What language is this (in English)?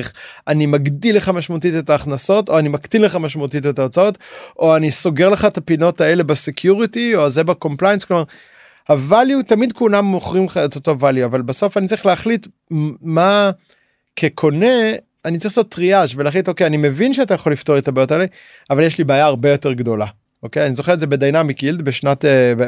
Hebrew